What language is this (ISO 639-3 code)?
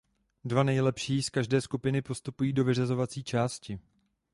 ces